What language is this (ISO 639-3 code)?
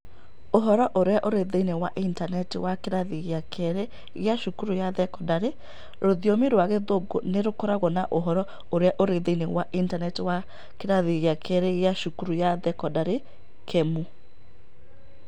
kik